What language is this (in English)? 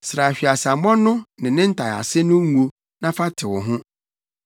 Akan